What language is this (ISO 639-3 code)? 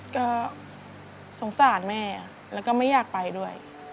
tha